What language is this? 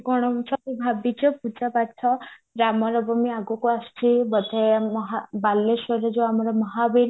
Odia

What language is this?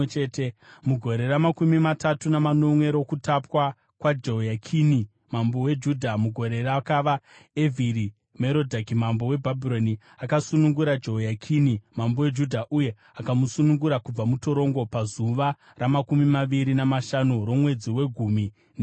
Shona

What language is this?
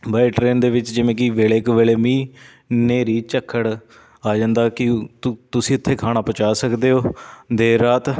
Punjabi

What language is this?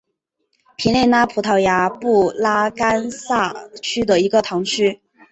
Chinese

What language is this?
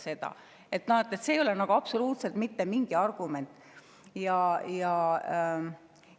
Estonian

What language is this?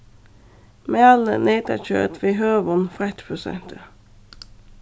Faroese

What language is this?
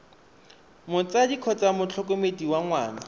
Tswana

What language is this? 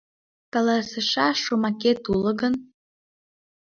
Mari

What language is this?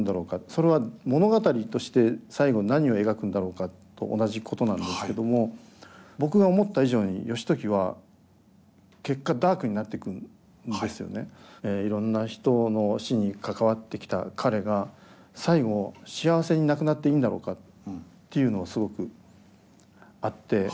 Japanese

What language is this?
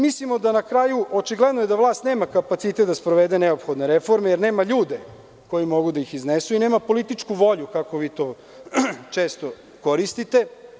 Serbian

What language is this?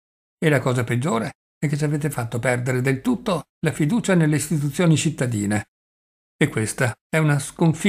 Italian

